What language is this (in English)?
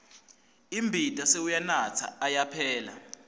Swati